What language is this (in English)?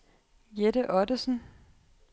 Danish